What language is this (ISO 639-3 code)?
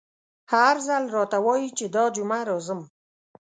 pus